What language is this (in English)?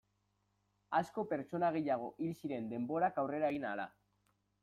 Basque